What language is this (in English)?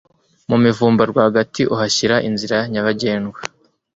Kinyarwanda